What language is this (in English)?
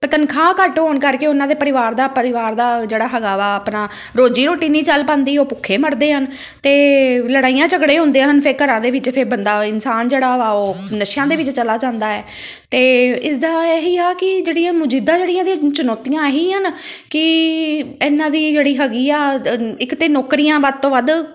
Punjabi